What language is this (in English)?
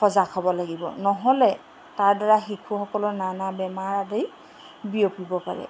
Assamese